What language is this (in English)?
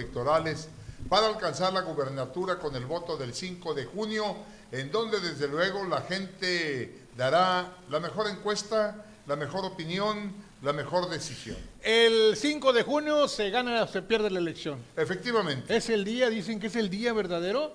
Spanish